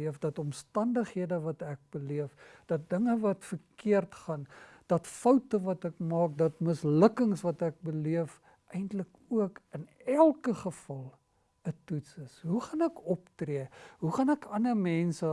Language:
Dutch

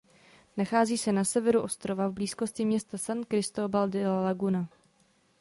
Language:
Czech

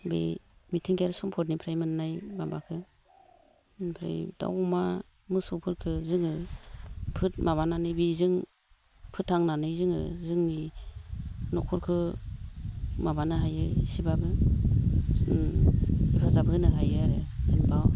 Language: Bodo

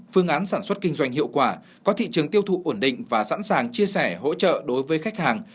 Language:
Vietnamese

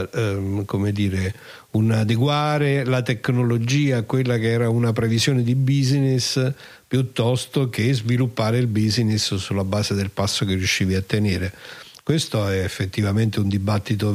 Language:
Italian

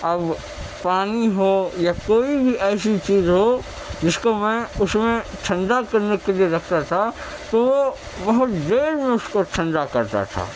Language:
Urdu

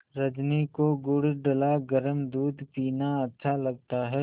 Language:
Hindi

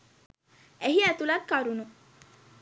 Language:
Sinhala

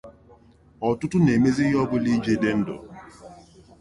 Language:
Igbo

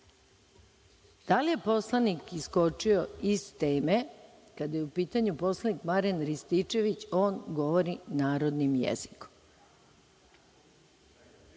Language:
Serbian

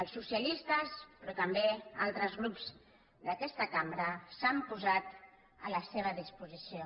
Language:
Catalan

